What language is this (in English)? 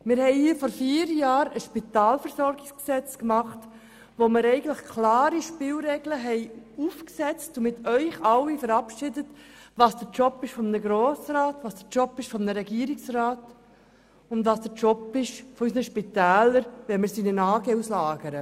Swiss German